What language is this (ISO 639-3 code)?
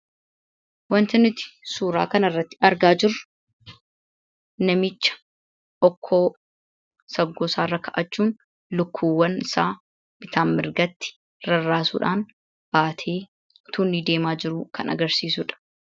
orm